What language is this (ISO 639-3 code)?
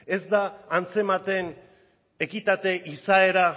eus